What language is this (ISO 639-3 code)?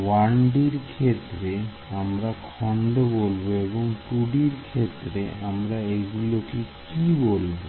ben